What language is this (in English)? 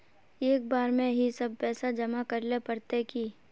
Magahi